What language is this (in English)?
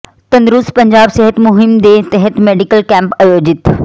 Punjabi